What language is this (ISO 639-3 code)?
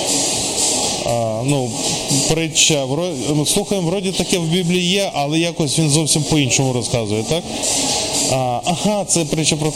ukr